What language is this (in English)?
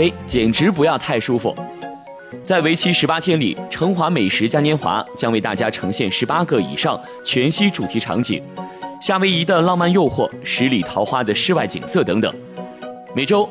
Chinese